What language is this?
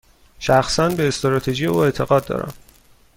Persian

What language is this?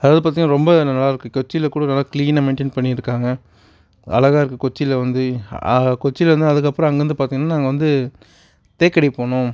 Tamil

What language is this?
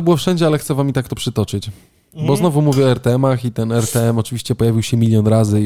Polish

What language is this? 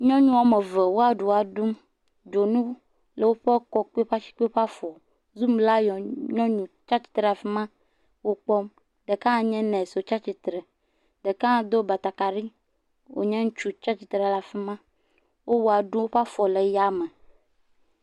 Ewe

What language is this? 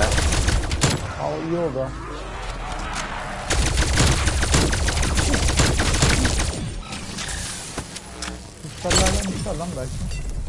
Turkish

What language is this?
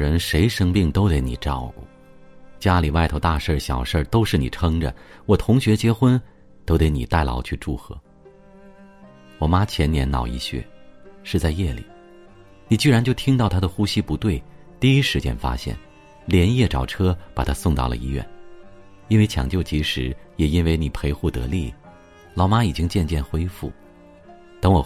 Chinese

